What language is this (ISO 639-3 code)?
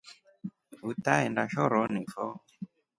rof